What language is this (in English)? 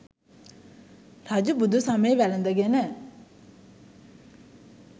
Sinhala